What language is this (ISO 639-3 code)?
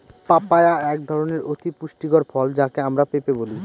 ben